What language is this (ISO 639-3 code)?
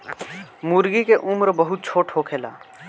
bho